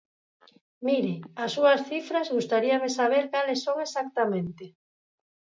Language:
Galician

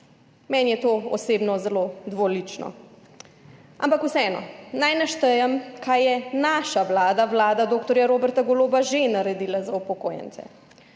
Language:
Slovenian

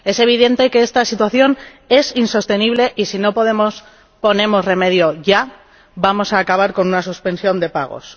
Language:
Spanish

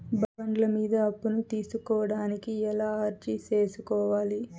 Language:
Telugu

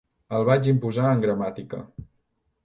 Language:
Catalan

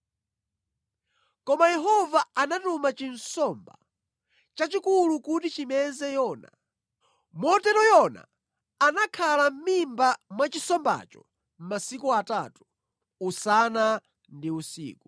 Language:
Nyanja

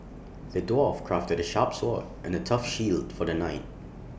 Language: English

